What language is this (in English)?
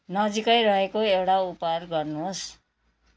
Nepali